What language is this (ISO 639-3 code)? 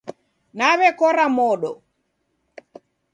dav